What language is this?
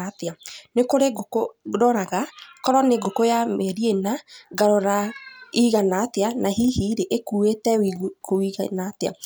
Kikuyu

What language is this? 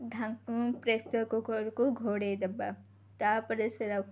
Odia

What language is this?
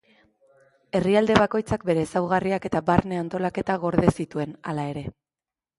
Basque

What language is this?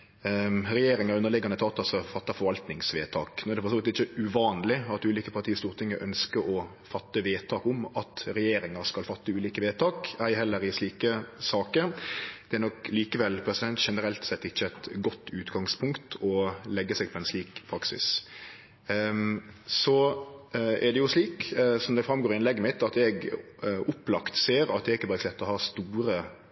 Norwegian Nynorsk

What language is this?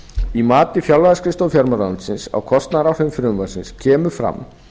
Icelandic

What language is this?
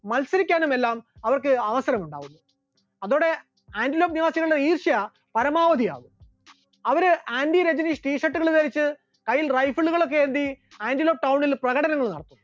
Malayalam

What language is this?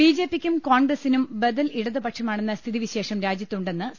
Malayalam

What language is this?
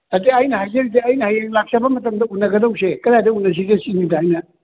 Manipuri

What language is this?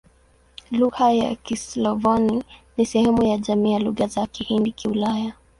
Swahili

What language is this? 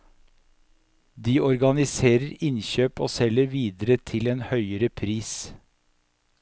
Norwegian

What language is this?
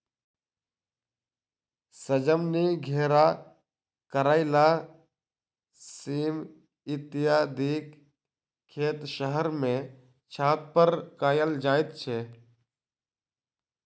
Maithili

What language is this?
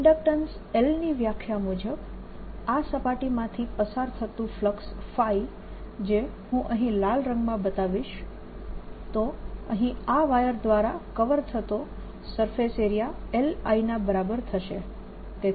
Gujarati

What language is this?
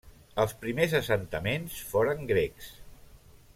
Catalan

